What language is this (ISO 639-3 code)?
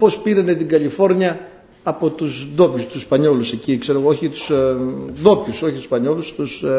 ell